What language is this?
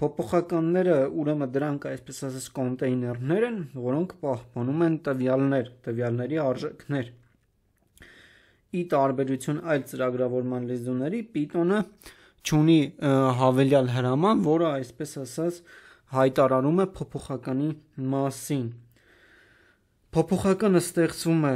Romanian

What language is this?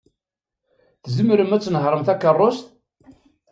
Kabyle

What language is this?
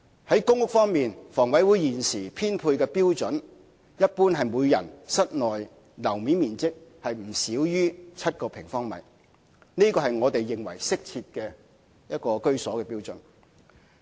Cantonese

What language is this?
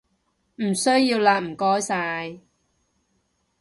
Cantonese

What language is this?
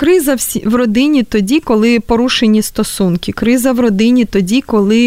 Ukrainian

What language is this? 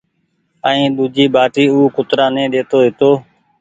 Goaria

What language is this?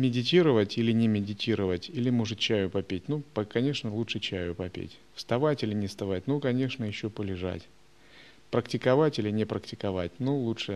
Russian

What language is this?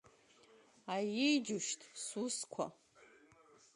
Abkhazian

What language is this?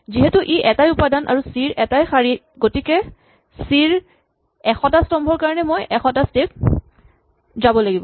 Assamese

